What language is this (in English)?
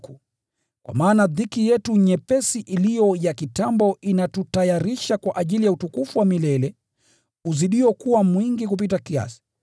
Swahili